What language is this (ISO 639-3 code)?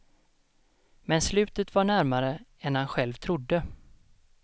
swe